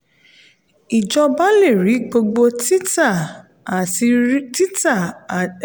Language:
Yoruba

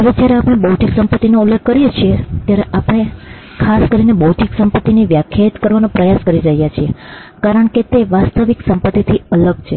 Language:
Gujarati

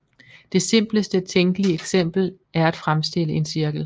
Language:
Danish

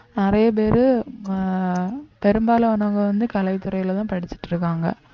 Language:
Tamil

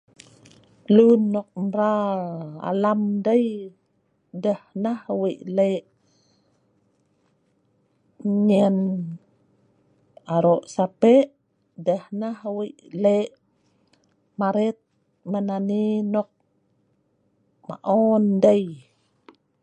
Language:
Sa'ban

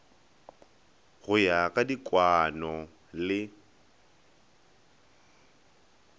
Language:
Northern Sotho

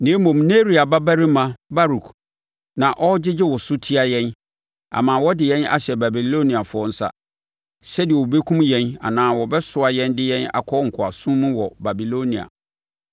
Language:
Akan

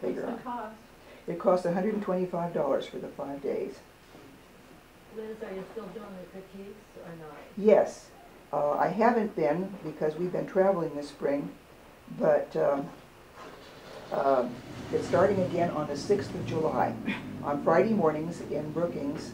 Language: English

